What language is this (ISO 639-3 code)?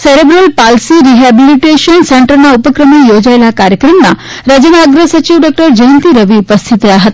guj